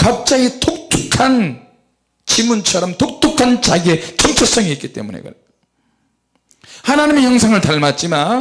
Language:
Korean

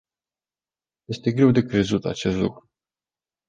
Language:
Romanian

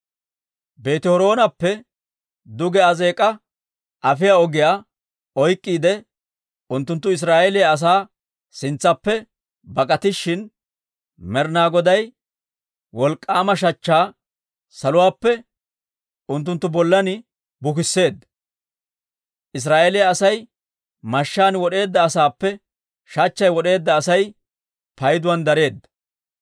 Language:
Dawro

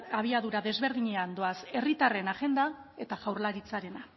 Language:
Basque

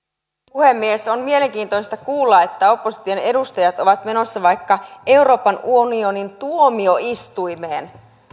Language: Finnish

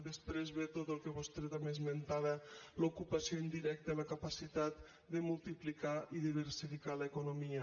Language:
Catalan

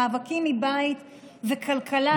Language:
Hebrew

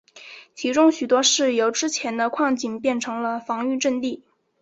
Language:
Chinese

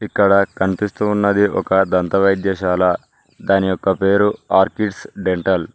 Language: Telugu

